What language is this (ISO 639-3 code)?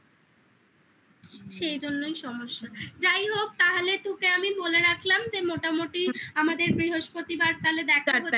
ben